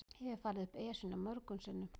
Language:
Icelandic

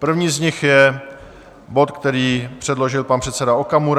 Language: Czech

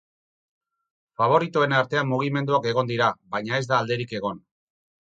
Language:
Basque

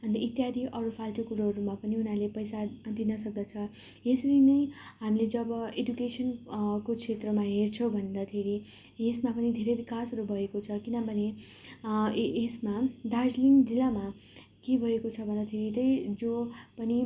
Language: Nepali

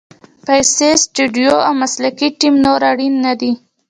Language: Pashto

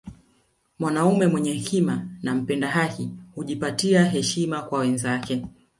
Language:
Swahili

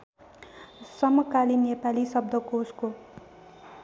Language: Nepali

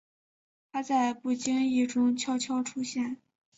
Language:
Chinese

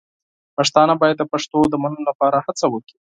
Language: Pashto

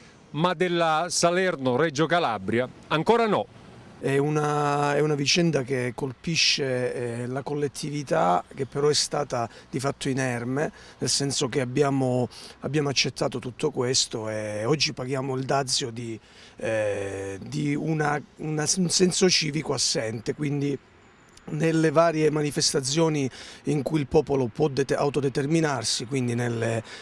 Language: Italian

